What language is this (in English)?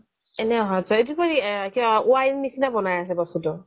Assamese